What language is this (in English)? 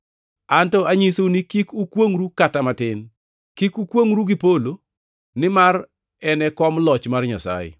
Luo (Kenya and Tanzania)